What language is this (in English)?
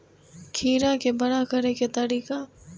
Maithili